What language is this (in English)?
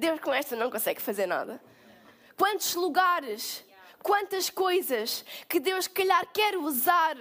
Portuguese